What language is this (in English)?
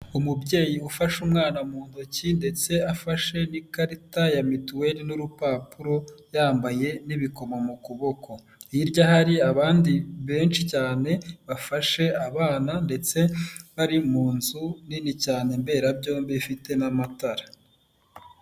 Kinyarwanda